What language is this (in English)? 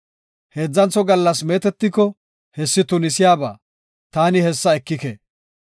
Gofa